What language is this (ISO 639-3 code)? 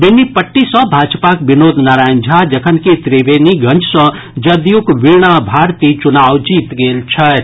mai